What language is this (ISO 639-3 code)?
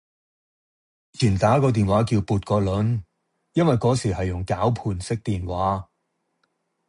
yue